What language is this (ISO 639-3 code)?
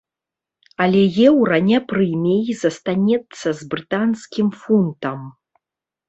bel